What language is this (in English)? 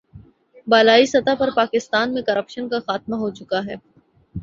Urdu